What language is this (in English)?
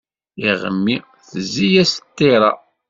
Kabyle